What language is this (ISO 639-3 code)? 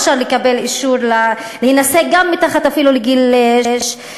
heb